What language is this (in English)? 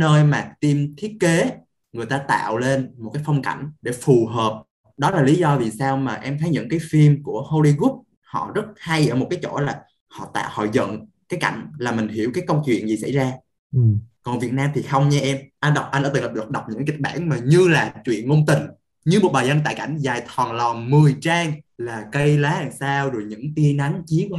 Vietnamese